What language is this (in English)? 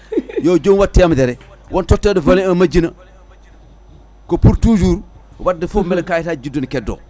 Fula